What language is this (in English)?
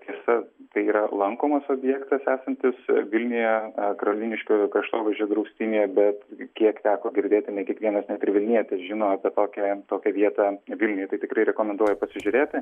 Lithuanian